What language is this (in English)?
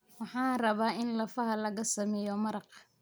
Somali